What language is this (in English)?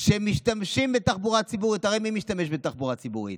Hebrew